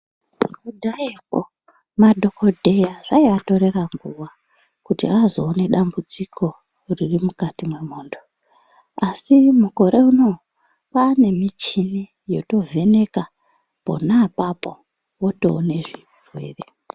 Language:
Ndau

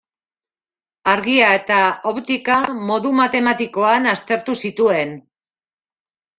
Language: Basque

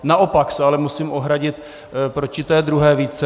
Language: Czech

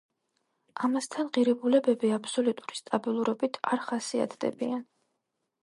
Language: Georgian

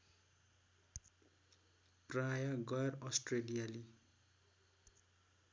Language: Nepali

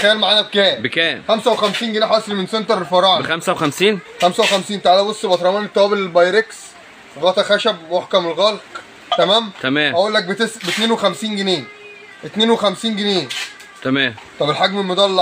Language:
Arabic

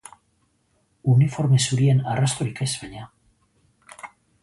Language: Basque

